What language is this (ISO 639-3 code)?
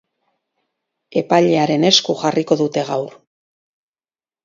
eus